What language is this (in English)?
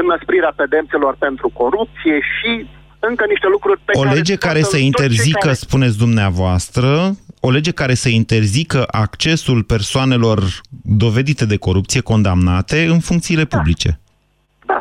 Romanian